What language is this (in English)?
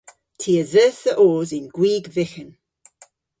Cornish